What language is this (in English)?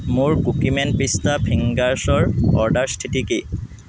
Assamese